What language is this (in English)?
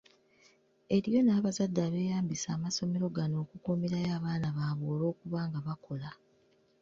Ganda